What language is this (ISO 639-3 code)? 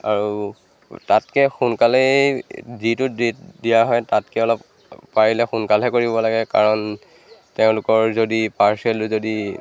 asm